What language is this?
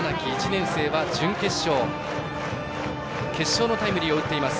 Japanese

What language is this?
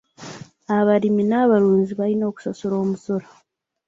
Ganda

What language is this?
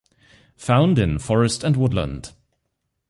English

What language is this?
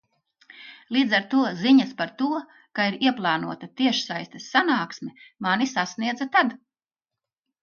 Latvian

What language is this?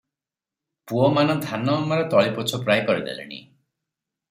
Odia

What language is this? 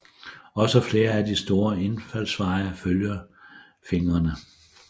Danish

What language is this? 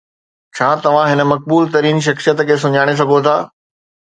Sindhi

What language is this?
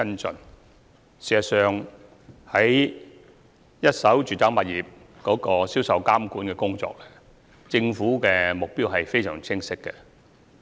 Cantonese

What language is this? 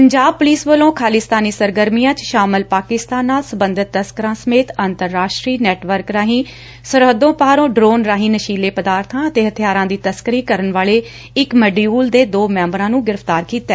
Punjabi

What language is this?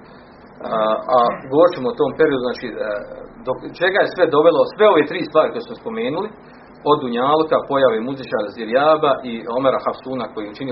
Croatian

